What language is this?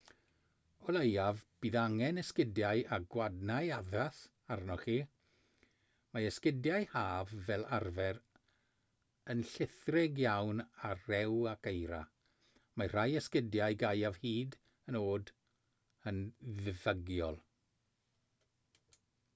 Welsh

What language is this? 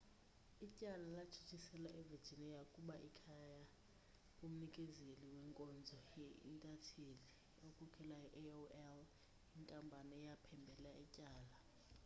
Xhosa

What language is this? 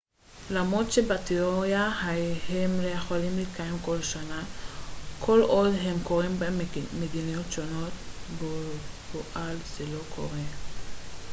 Hebrew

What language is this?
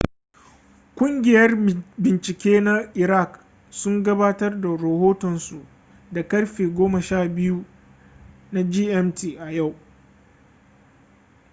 Hausa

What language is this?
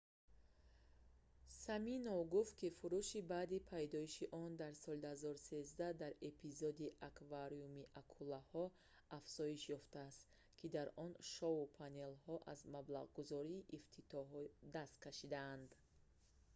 Tajik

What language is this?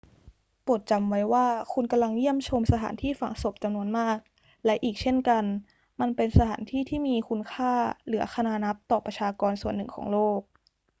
Thai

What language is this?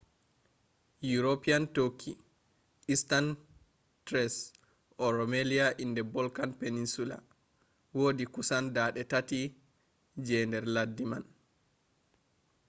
Fula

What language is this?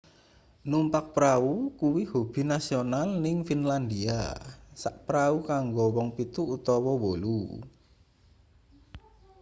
Javanese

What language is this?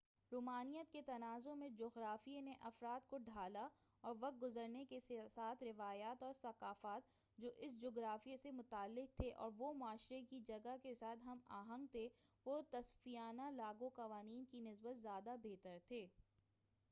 Urdu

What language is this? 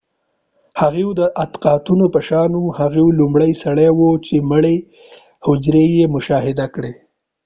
Pashto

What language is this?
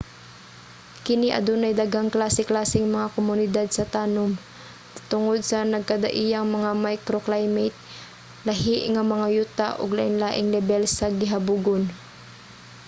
Cebuano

